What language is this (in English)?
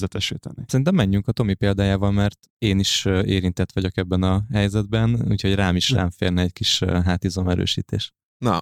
Hungarian